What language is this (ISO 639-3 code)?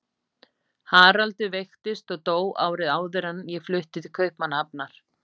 isl